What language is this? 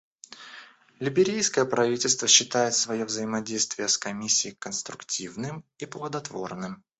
Russian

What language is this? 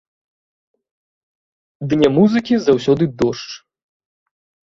Belarusian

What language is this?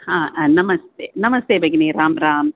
Sanskrit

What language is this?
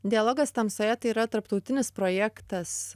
Lithuanian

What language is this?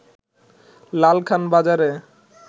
Bangla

